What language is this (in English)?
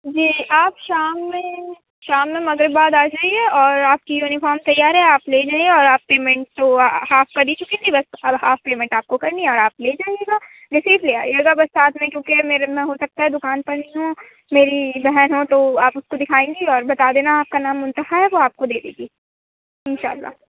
Urdu